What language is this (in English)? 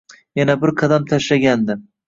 Uzbek